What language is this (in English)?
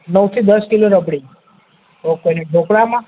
Gujarati